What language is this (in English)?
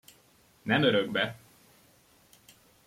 Hungarian